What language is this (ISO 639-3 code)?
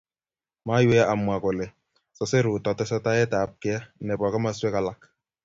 kln